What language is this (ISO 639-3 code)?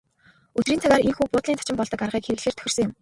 mon